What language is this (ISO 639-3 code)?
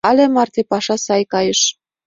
chm